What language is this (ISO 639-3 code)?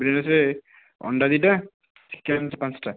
ori